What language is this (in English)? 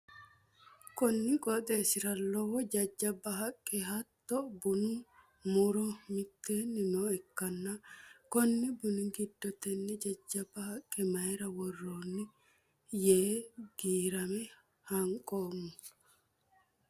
Sidamo